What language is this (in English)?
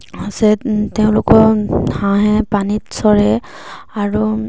Assamese